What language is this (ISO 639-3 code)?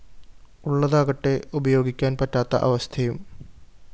mal